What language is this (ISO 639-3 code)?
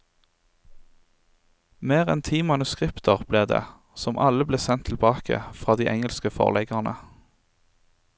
nor